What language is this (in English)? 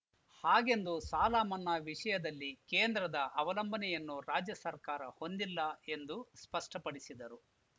Kannada